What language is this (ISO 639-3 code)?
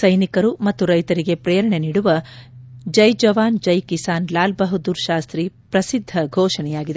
kan